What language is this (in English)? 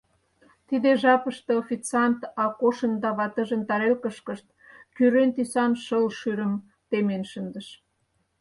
Mari